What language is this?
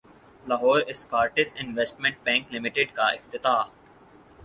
Urdu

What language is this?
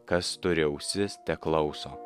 Lithuanian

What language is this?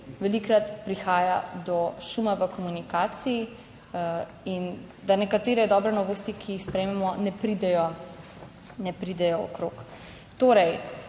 Slovenian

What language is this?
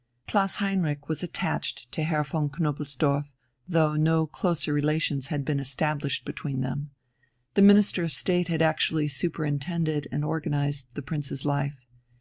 English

